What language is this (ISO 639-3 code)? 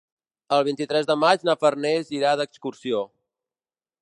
cat